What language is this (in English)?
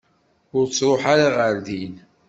Kabyle